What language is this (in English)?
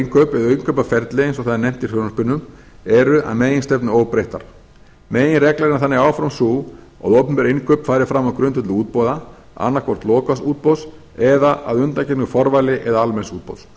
Icelandic